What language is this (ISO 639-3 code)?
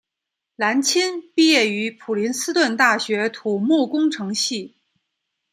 zho